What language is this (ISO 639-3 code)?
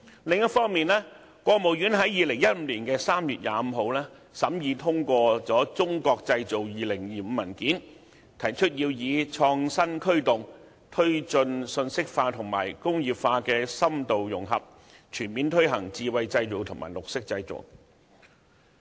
yue